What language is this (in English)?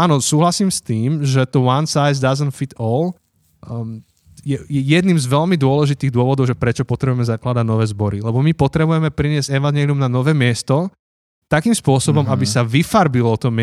Slovak